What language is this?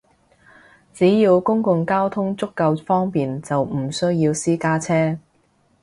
Cantonese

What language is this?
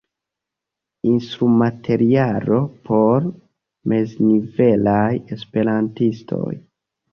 Esperanto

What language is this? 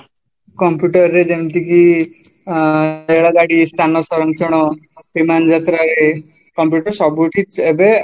Odia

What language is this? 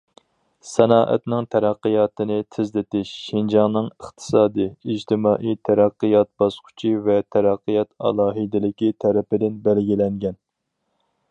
Uyghur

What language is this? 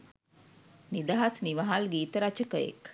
Sinhala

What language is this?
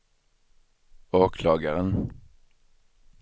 Swedish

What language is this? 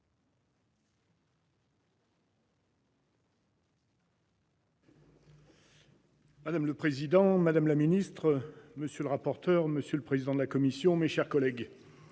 French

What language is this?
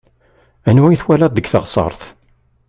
Kabyle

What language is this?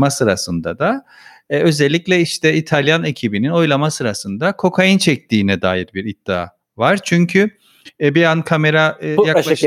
Turkish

